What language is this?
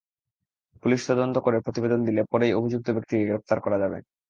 Bangla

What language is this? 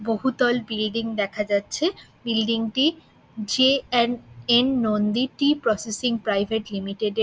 Bangla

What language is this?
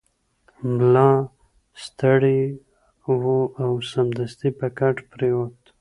Pashto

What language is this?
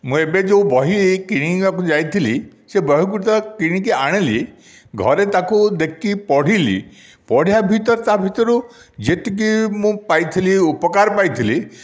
Odia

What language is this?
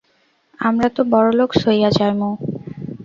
Bangla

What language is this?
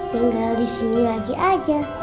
Indonesian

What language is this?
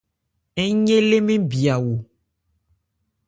Ebrié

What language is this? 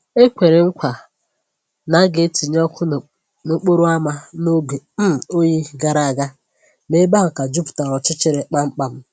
Igbo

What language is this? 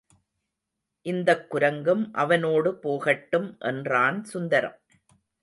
Tamil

